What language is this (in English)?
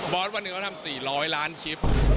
Thai